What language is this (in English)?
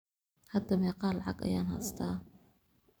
Somali